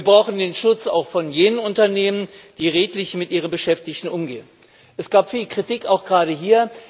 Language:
German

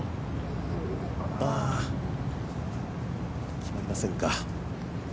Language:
Japanese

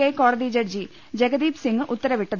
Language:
Malayalam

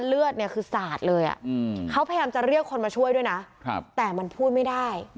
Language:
Thai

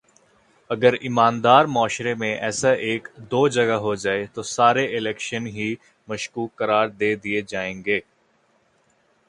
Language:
Urdu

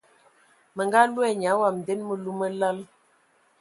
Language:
Ewondo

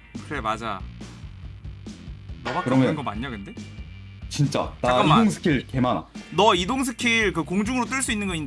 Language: Korean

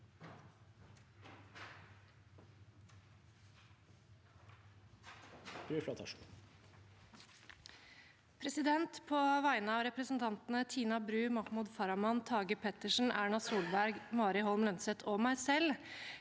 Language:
Norwegian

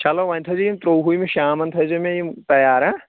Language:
Kashmiri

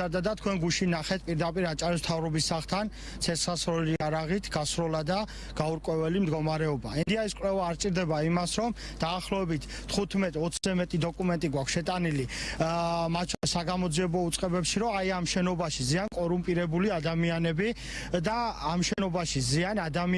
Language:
Georgian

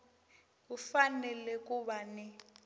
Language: Tsonga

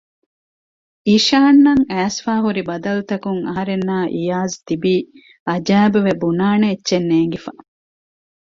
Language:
Divehi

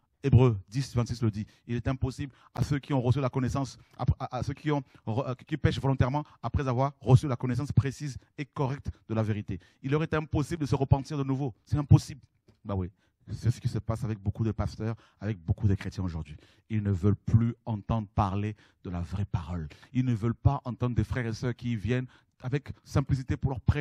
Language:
French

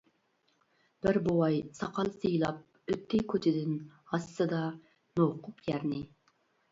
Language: Uyghur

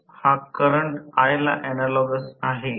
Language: Marathi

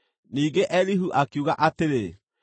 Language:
Kikuyu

